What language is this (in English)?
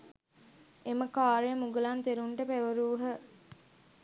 Sinhala